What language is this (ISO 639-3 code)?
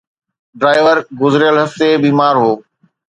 snd